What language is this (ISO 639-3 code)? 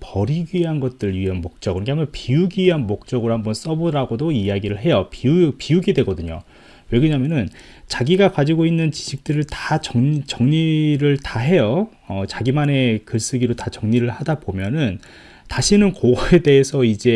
kor